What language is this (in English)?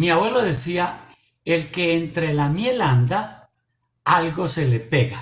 Spanish